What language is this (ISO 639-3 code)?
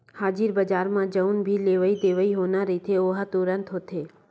hne